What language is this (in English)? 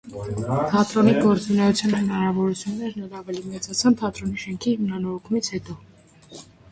Armenian